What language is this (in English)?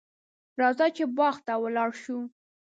Pashto